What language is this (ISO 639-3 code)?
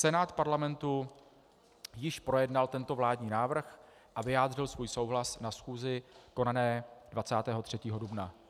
ces